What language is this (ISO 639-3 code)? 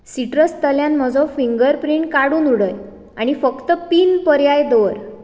kok